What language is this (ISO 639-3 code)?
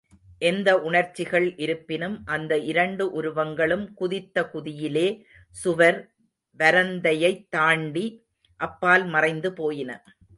tam